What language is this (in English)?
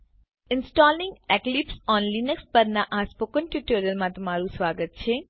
Gujarati